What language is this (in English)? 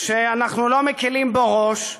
Hebrew